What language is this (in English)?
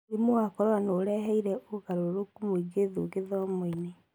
Kikuyu